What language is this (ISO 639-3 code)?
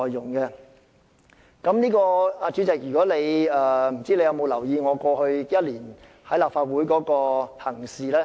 yue